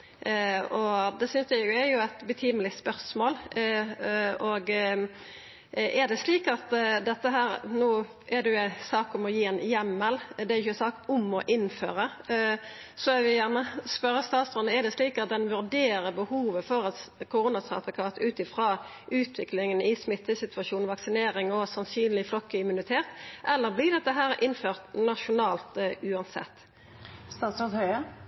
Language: Norwegian Nynorsk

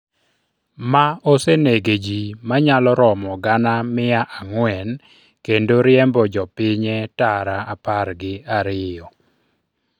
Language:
Luo (Kenya and Tanzania)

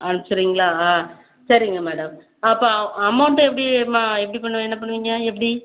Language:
Tamil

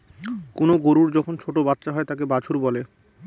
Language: Bangla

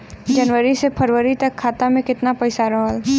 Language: Bhojpuri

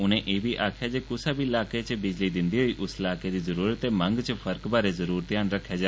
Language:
Dogri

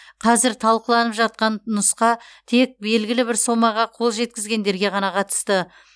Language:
Kazakh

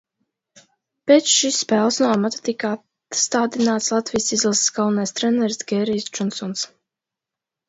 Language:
Latvian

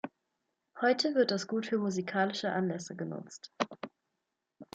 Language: German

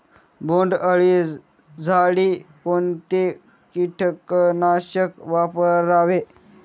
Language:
Marathi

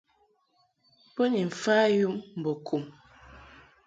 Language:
Mungaka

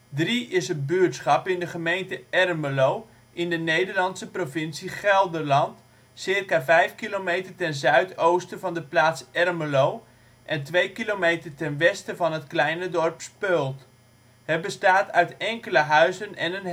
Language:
Dutch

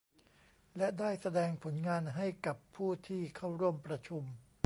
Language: Thai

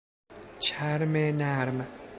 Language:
Persian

